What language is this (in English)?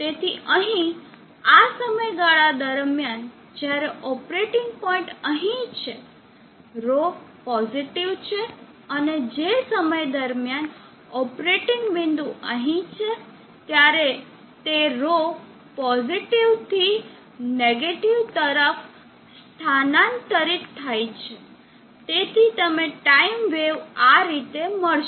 Gujarati